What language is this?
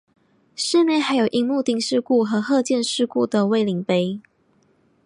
Chinese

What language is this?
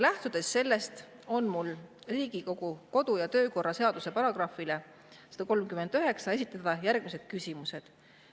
Estonian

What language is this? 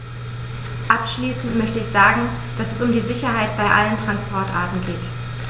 German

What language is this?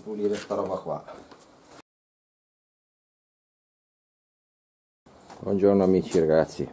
Italian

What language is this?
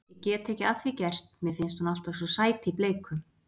Icelandic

